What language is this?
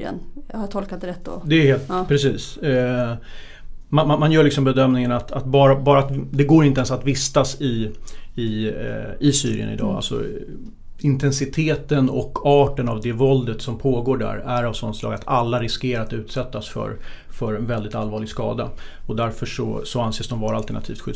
Swedish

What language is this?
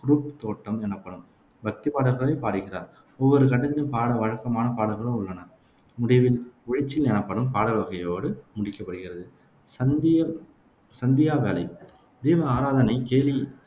Tamil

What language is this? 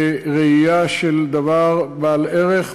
Hebrew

